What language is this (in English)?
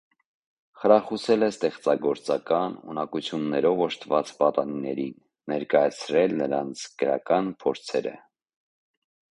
Armenian